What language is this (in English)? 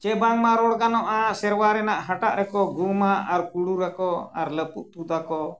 Santali